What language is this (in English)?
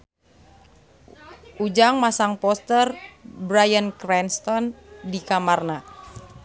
Sundanese